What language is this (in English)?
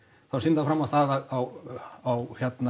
Icelandic